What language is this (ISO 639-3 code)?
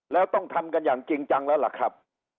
tha